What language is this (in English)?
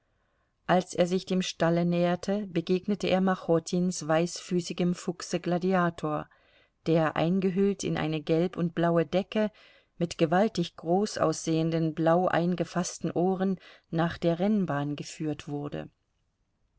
German